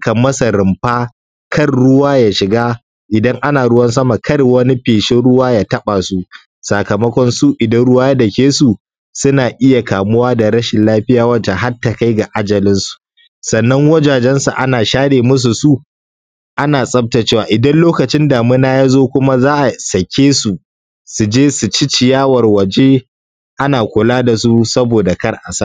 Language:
Hausa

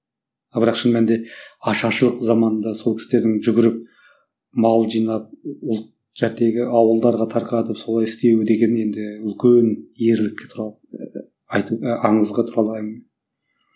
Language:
Kazakh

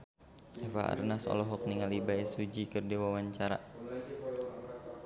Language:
Sundanese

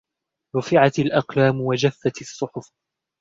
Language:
Arabic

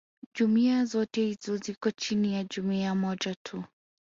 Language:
Swahili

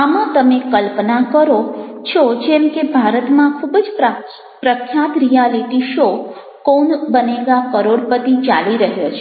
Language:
Gujarati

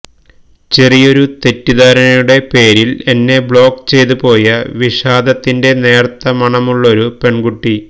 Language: Malayalam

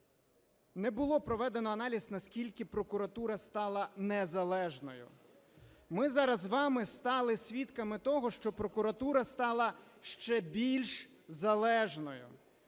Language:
Ukrainian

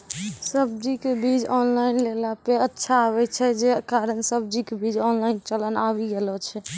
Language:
Maithili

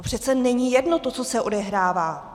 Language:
Czech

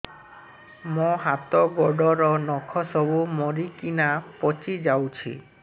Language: Odia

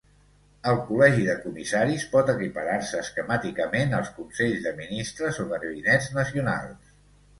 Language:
Catalan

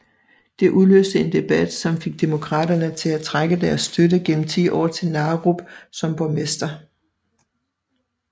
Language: Danish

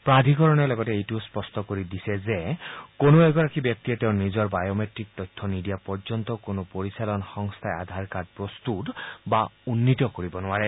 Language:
Assamese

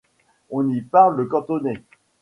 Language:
French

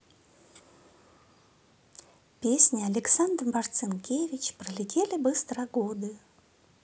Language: Russian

